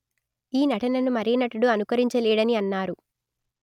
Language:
Telugu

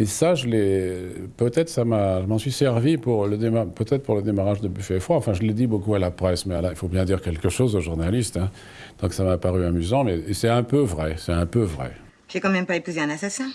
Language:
French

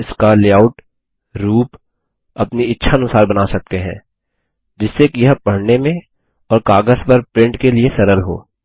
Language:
Hindi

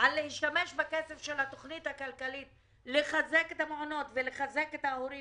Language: Hebrew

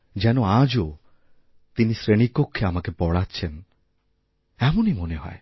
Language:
Bangla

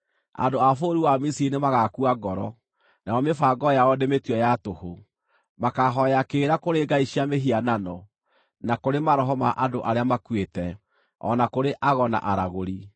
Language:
Kikuyu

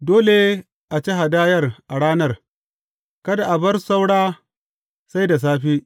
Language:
Hausa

